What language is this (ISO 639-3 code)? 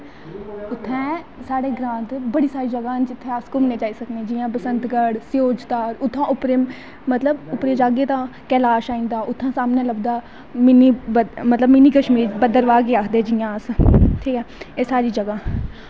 doi